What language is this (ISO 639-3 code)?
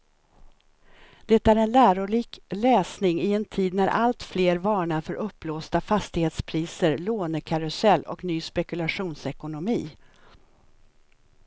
swe